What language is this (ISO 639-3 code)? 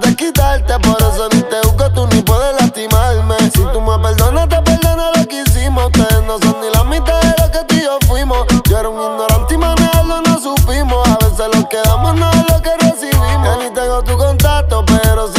spa